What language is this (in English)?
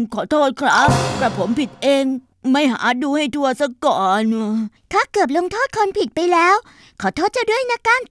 Thai